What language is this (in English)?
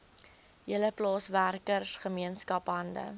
Afrikaans